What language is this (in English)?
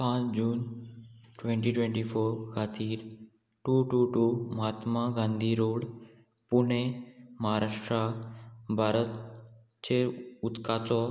Konkani